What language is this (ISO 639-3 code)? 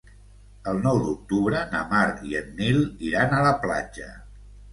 cat